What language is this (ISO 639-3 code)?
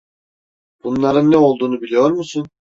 tur